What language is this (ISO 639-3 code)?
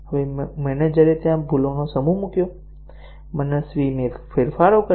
guj